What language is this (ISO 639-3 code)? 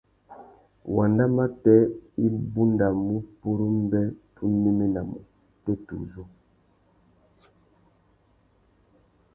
bag